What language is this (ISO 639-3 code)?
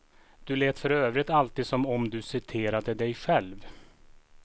swe